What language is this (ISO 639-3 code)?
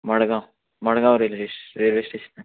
kok